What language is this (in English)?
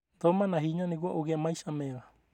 Kikuyu